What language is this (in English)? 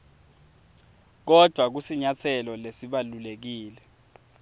Swati